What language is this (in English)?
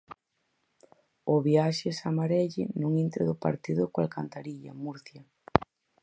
Galician